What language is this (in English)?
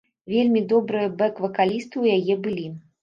Belarusian